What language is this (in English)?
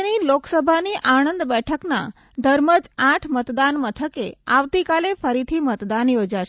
Gujarati